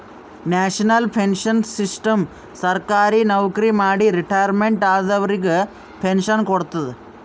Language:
Kannada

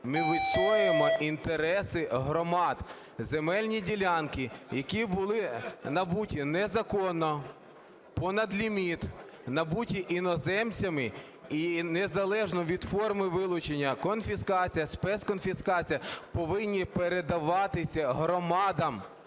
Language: Ukrainian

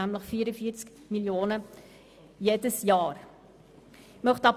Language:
Swiss German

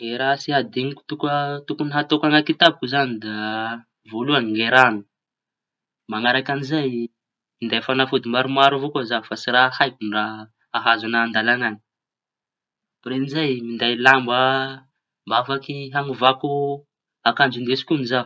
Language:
Tanosy Malagasy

